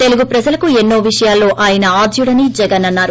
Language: Telugu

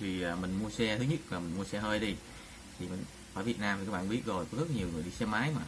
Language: Vietnamese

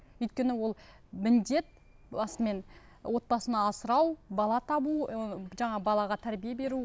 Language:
Kazakh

